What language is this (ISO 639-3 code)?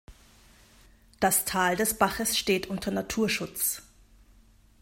deu